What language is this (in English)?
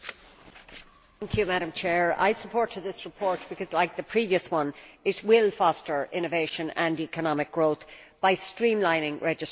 English